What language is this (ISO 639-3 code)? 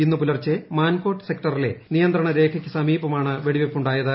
mal